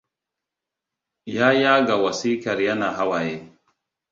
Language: Hausa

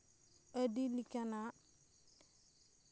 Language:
Santali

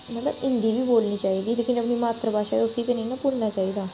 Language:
Dogri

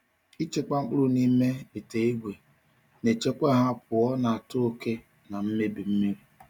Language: Igbo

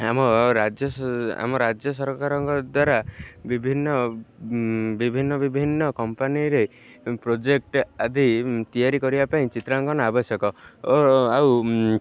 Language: Odia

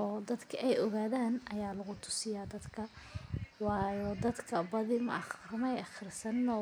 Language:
Somali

